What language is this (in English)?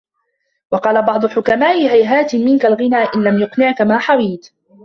Arabic